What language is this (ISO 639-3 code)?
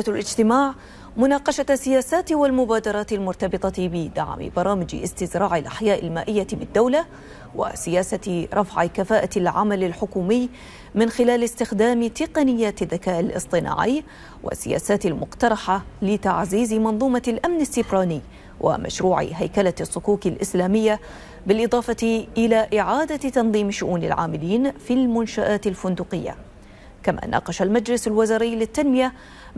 ara